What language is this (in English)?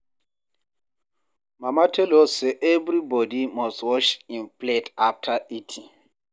Nigerian Pidgin